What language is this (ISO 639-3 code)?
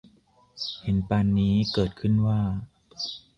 tha